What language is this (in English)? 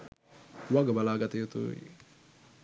Sinhala